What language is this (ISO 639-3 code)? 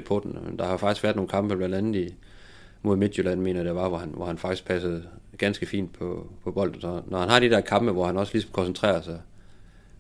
dan